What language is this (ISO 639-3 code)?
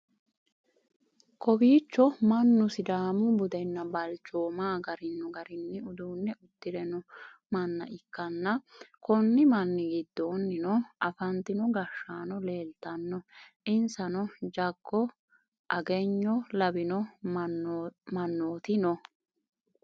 sid